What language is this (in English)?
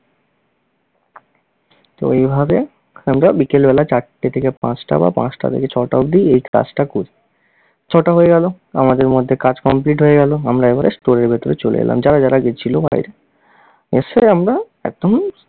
Bangla